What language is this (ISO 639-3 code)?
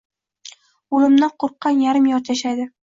uzb